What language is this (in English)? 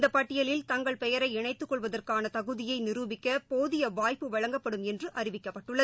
Tamil